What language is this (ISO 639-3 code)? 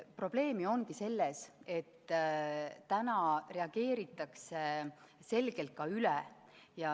est